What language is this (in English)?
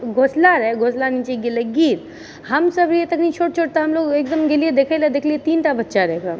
Maithili